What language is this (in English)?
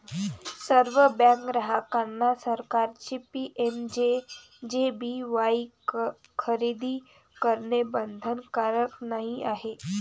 Marathi